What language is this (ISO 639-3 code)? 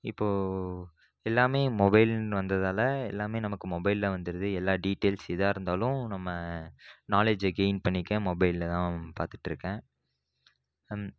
tam